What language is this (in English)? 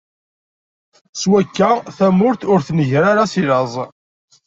Kabyle